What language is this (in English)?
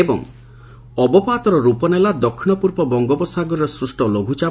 Odia